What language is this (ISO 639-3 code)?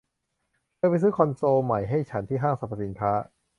tha